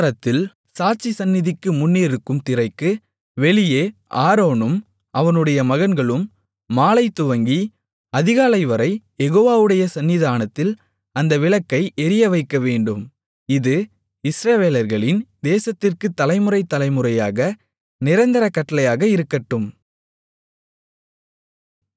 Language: Tamil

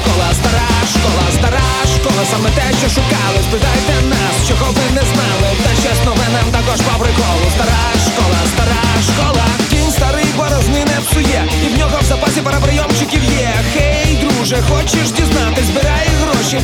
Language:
Ukrainian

